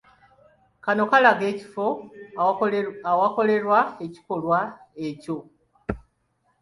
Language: Ganda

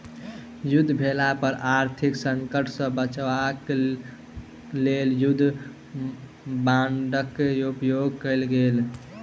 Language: Maithili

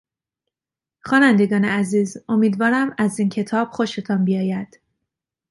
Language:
Persian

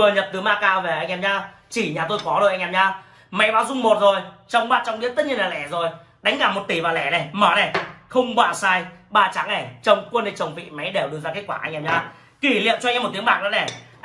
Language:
Vietnamese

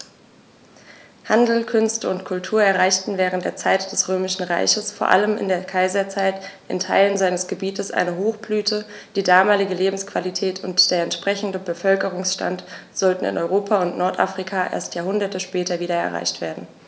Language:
German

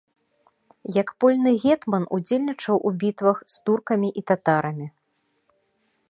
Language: Belarusian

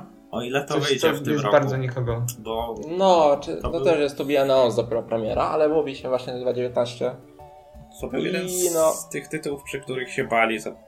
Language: Polish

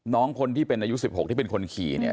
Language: Thai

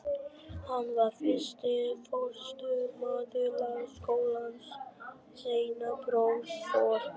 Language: Icelandic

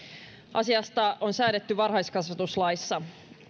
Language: Finnish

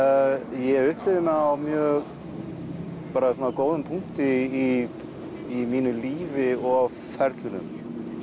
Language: Icelandic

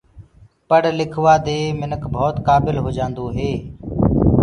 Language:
Gurgula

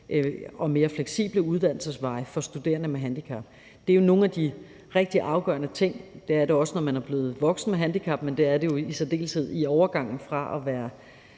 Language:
Danish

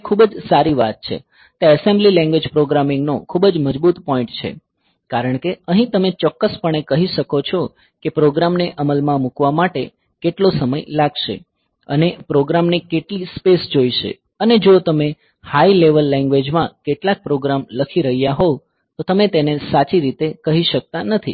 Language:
Gujarati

